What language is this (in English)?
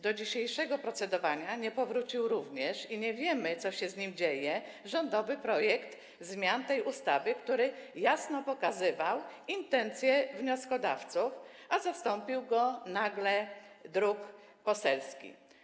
Polish